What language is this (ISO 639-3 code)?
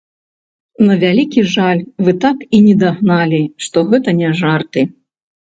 bel